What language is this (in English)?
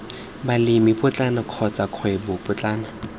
Tswana